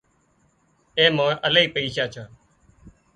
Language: Wadiyara Koli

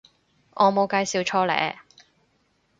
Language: Cantonese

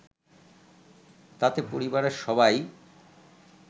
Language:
Bangla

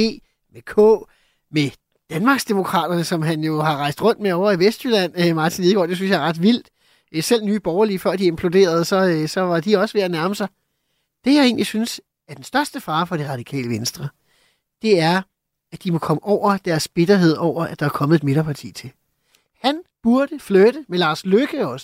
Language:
Danish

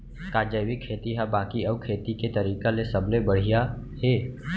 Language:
Chhattisgarhi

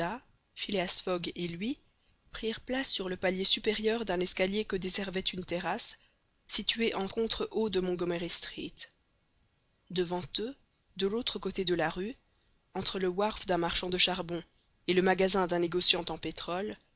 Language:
French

